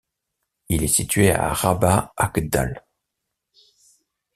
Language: French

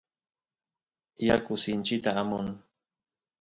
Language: Santiago del Estero Quichua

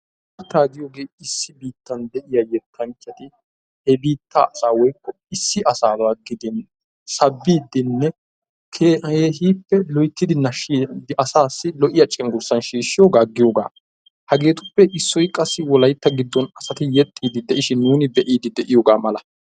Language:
Wolaytta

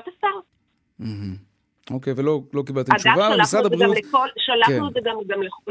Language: Hebrew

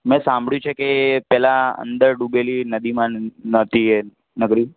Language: Gujarati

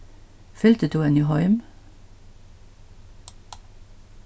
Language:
Faroese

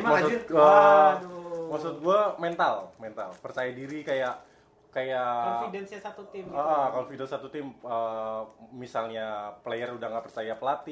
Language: Indonesian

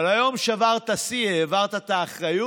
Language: Hebrew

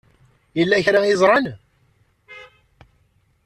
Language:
Kabyle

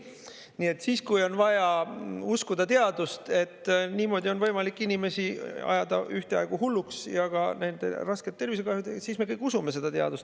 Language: Estonian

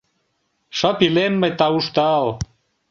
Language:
Mari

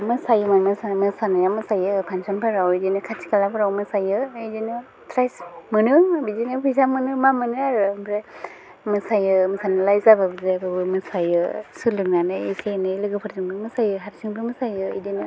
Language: Bodo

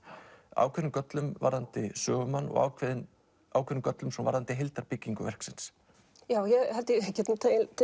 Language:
Icelandic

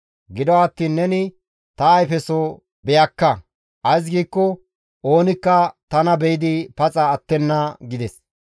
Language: Gamo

